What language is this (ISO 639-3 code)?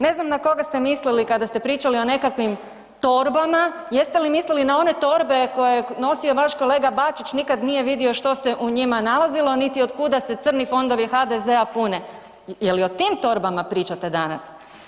hrv